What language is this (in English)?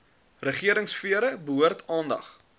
Afrikaans